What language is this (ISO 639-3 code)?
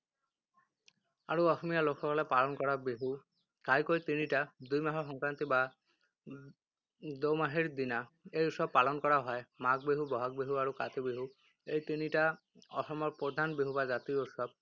asm